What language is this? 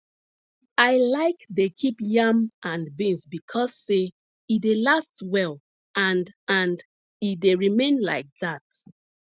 Nigerian Pidgin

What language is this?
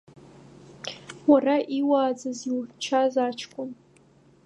Abkhazian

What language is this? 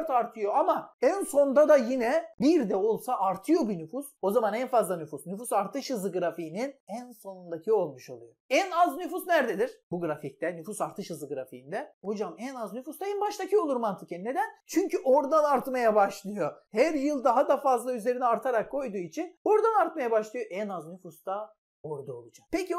Turkish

